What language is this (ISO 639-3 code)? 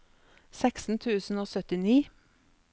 nor